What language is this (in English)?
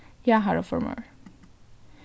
Faroese